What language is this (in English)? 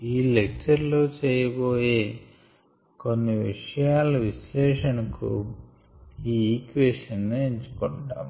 Telugu